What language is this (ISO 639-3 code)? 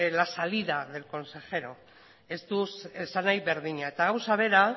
eus